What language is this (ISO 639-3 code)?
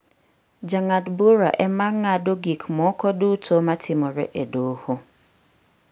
luo